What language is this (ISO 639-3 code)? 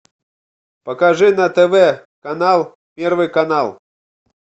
rus